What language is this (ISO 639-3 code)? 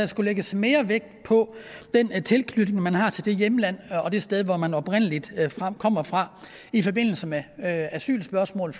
dan